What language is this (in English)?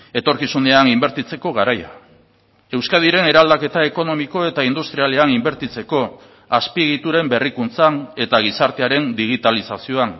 Basque